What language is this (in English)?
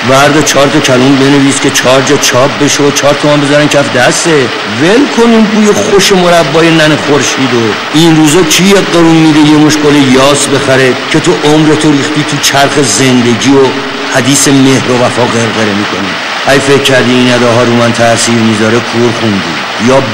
Persian